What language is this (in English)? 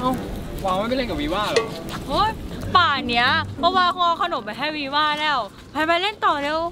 Thai